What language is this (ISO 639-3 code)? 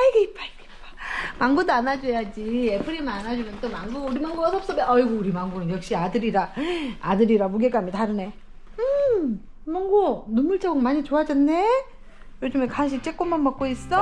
kor